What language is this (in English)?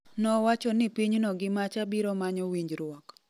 Luo (Kenya and Tanzania)